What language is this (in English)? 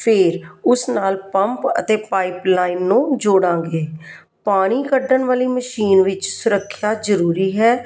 Punjabi